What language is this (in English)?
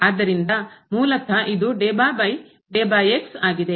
Kannada